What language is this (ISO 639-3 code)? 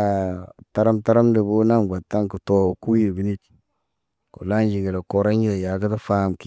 mne